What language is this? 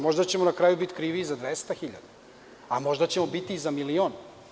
Serbian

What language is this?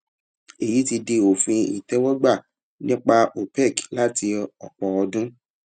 Yoruba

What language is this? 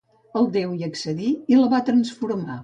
Catalan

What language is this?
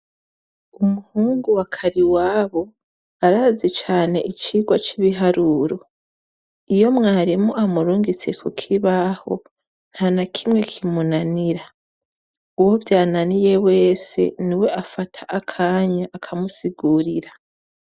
Rundi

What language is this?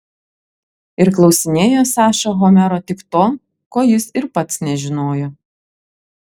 Lithuanian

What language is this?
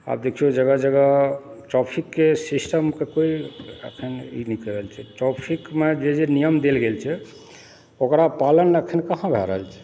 Maithili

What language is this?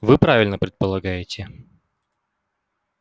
Russian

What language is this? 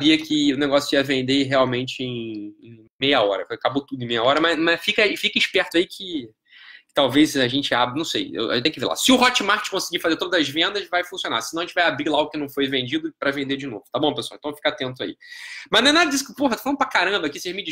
Portuguese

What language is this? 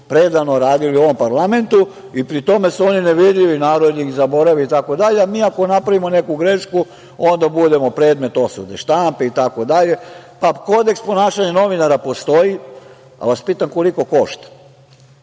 Serbian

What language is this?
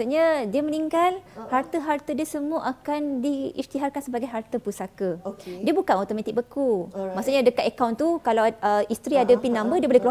Malay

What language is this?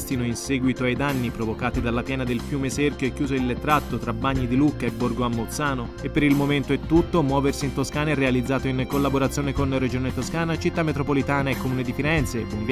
Italian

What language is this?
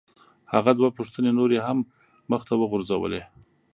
Pashto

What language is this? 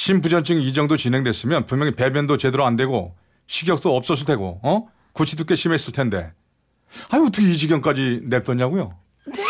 Korean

